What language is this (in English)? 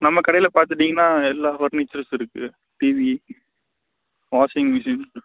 Tamil